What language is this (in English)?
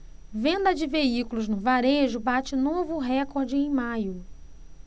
Portuguese